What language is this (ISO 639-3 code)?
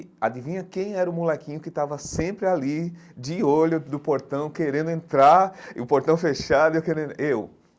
por